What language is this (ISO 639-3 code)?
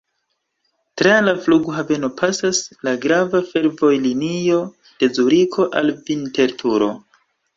epo